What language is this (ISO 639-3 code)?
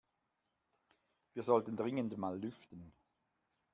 deu